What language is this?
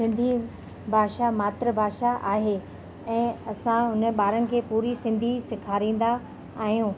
Sindhi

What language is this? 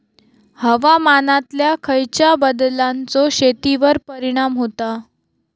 Marathi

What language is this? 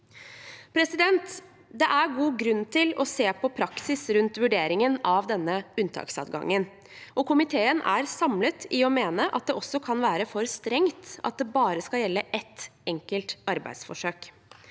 Norwegian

